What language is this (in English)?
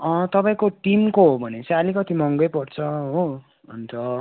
Nepali